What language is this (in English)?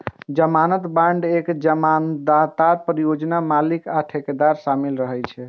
Maithili